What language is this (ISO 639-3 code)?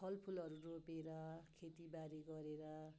nep